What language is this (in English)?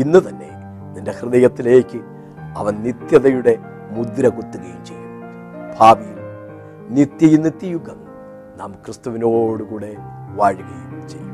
Malayalam